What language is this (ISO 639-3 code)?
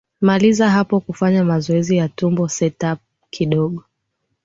swa